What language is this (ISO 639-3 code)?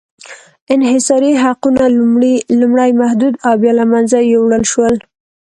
pus